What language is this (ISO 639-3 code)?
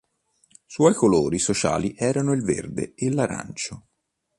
ita